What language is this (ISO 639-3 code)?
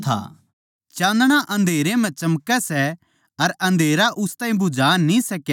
bgc